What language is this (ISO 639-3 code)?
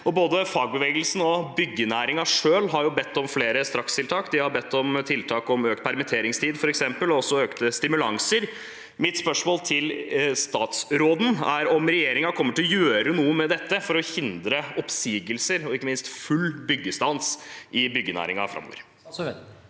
nor